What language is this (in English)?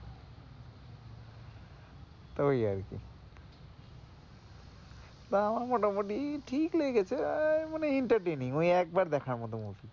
Bangla